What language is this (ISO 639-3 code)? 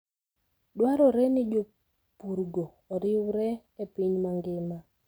luo